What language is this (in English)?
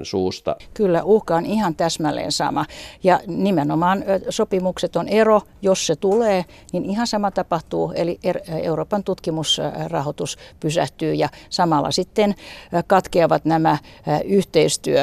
Finnish